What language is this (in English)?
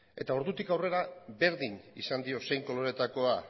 Basque